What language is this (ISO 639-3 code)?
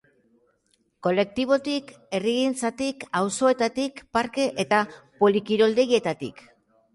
eus